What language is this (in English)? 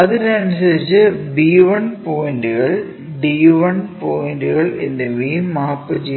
Malayalam